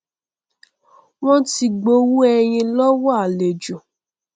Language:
Yoruba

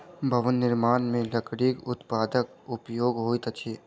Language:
Maithili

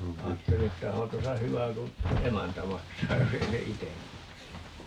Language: Finnish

